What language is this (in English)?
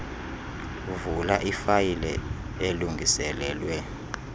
Xhosa